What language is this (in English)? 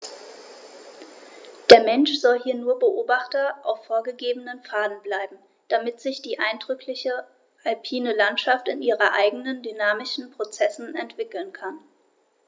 German